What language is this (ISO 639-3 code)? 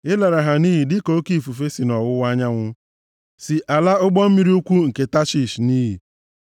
ibo